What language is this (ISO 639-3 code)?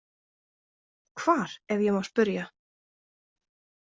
isl